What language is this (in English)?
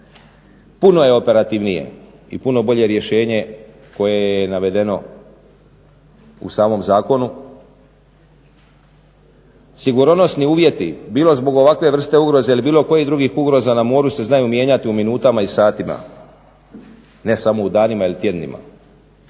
Croatian